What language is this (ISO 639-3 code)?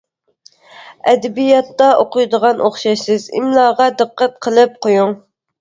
uig